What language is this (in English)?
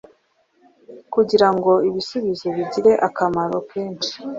Kinyarwanda